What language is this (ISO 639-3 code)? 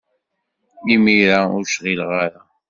kab